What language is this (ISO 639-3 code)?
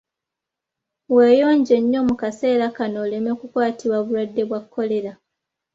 lug